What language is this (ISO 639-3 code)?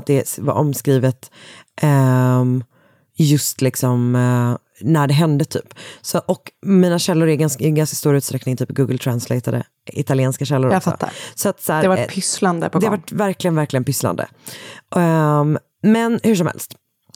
swe